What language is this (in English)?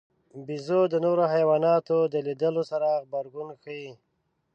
Pashto